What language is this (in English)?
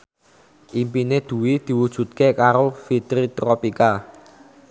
Javanese